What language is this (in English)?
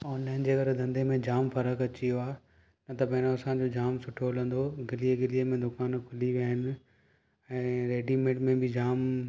Sindhi